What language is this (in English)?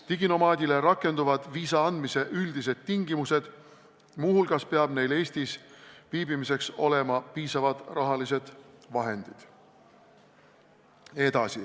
Estonian